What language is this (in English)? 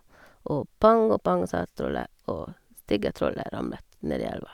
Norwegian